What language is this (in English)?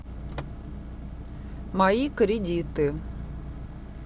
Russian